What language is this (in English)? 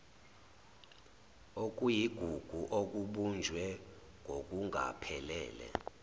Zulu